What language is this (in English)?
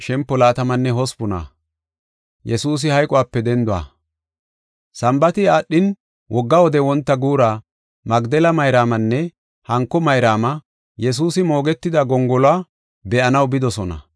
Gofa